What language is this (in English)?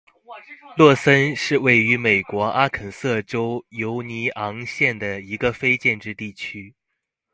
Chinese